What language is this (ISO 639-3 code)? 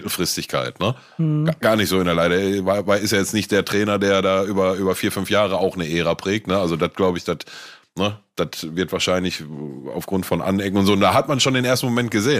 deu